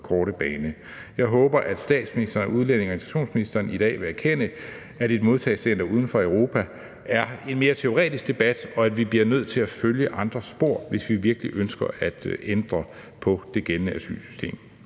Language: Danish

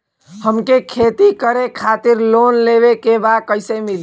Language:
Bhojpuri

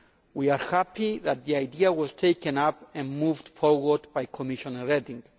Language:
English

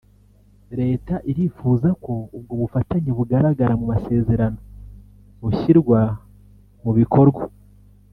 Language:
Kinyarwanda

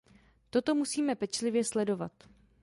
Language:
Czech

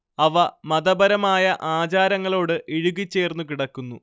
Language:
Malayalam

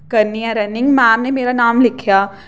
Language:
Dogri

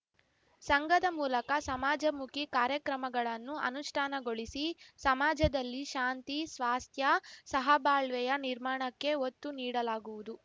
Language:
Kannada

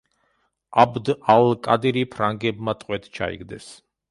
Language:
Georgian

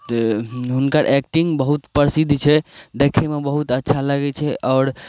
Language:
Maithili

